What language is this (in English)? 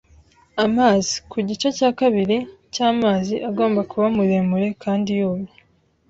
Kinyarwanda